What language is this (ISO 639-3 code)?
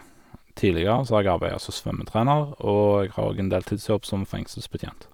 nor